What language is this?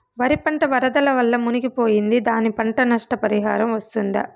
Telugu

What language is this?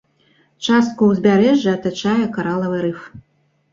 Belarusian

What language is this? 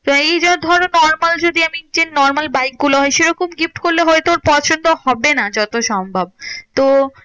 Bangla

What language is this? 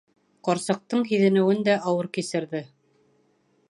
Bashkir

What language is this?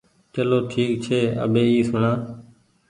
Goaria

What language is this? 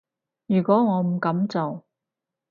Cantonese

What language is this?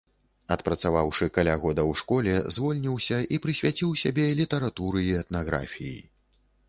Belarusian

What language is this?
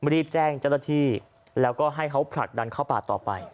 Thai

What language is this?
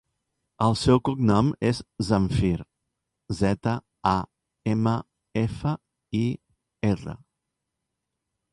Catalan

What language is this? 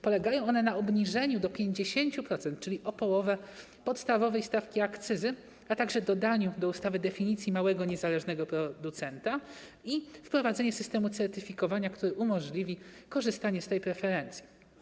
Polish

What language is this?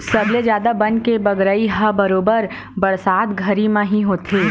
Chhattisgarhi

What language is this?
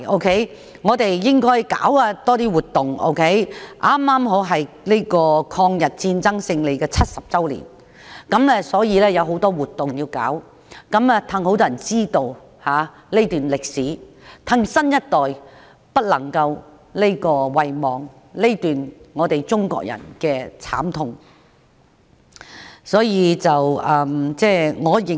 Cantonese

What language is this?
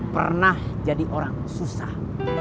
Indonesian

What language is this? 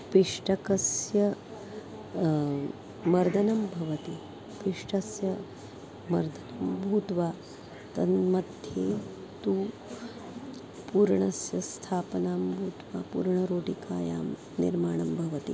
Sanskrit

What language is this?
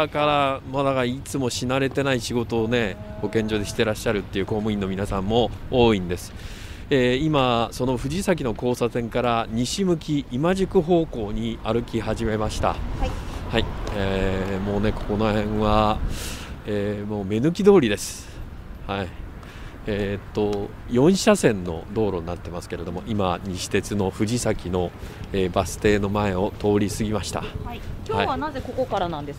Japanese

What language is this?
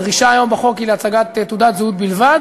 Hebrew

